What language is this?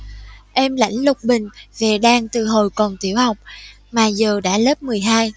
Vietnamese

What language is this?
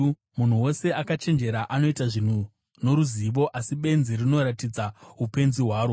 Shona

